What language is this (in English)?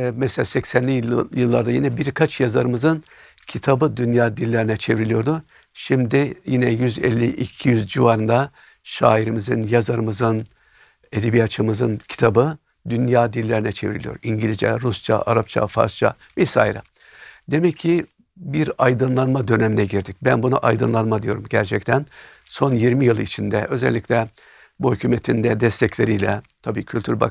Turkish